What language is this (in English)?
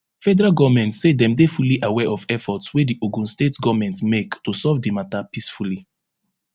Nigerian Pidgin